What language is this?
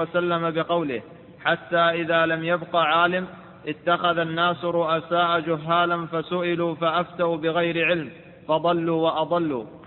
Arabic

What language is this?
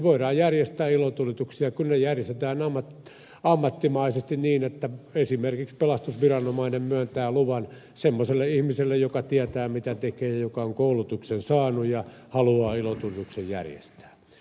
Finnish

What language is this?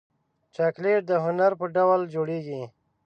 Pashto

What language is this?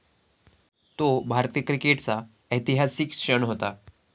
Marathi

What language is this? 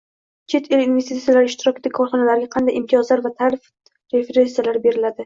Uzbek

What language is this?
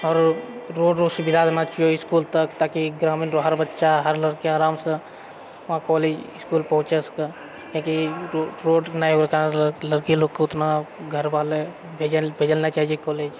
Maithili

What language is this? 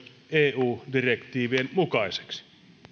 Finnish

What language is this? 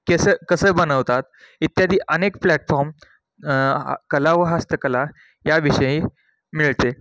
Marathi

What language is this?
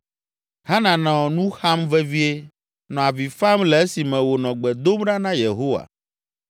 Ewe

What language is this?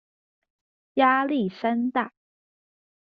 Chinese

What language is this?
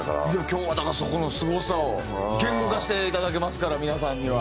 Japanese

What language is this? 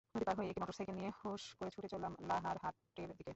Bangla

